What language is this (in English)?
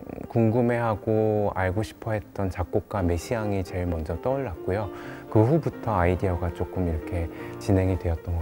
Korean